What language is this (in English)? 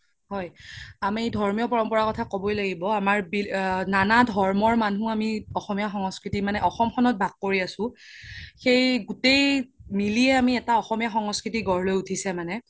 Assamese